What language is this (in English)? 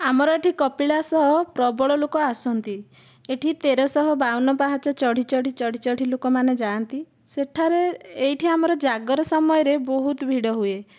Odia